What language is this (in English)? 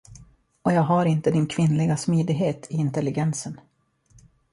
Swedish